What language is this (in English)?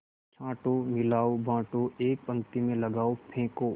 Hindi